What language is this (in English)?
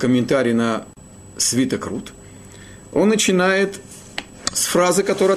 Russian